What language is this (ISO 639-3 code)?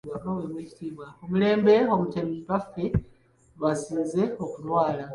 lug